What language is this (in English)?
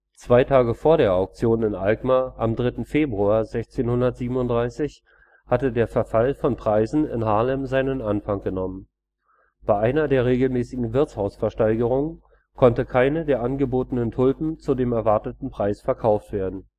German